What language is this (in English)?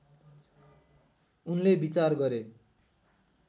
Nepali